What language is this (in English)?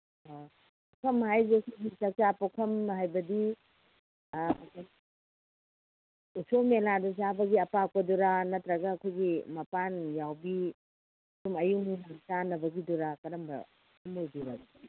Manipuri